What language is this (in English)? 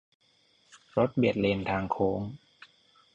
Thai